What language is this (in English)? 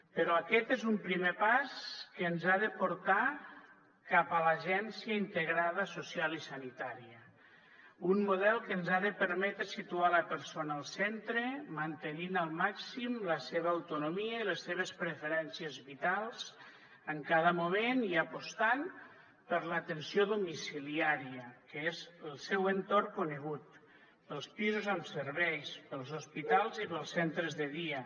Catalan